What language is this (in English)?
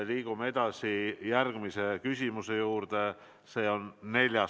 Estonian